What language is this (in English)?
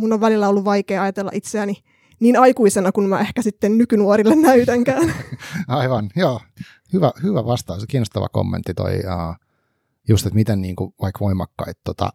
Finnish